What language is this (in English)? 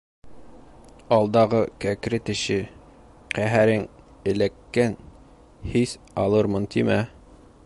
Bashkir